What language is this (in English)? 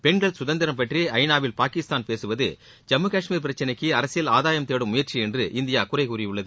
Tamil